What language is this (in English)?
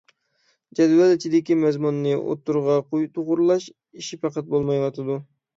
Uyghur